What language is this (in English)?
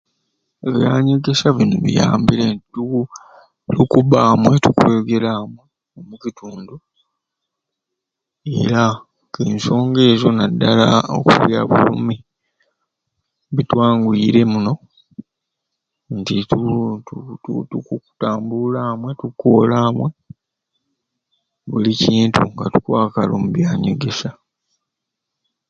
Ruuli